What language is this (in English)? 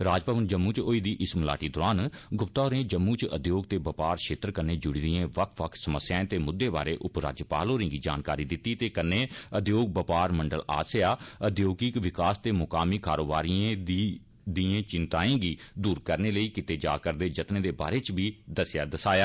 Dogri